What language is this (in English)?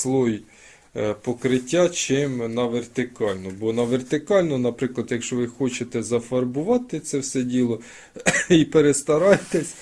Ukrainian